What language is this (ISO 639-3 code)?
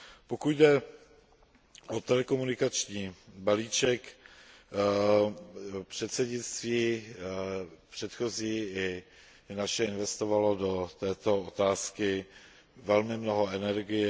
ces